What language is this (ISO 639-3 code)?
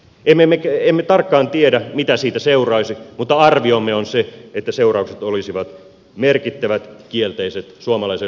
fin